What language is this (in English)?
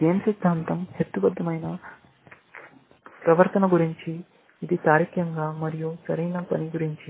Telugu